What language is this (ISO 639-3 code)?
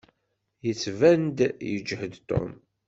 kab